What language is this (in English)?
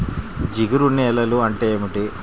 Telugu